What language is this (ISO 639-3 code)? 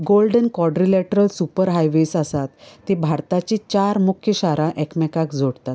kok